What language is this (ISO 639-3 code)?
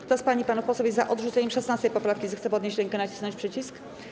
pol